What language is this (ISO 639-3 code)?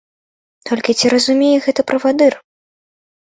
bel